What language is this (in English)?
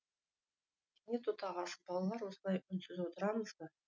Kazakh